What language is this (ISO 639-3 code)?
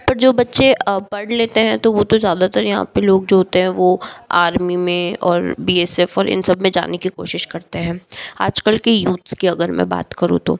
hin